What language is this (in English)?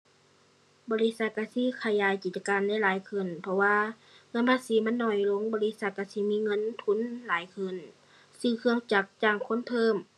Thai